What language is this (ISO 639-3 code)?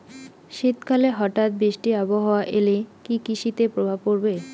ben